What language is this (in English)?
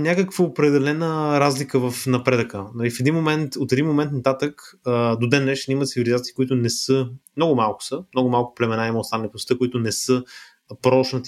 Bulgarian